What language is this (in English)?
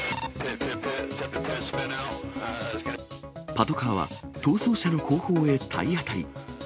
Japanese